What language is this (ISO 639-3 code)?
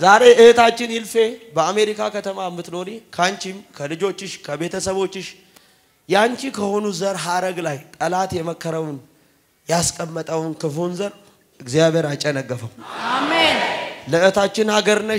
ara